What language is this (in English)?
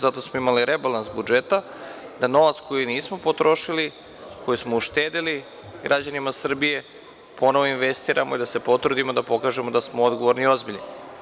Serbian